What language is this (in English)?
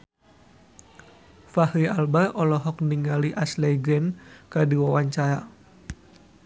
Sundanese